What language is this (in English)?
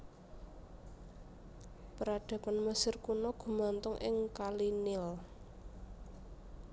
Javanese